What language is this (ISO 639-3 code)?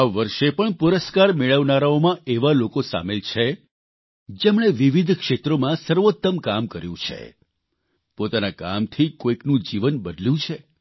guj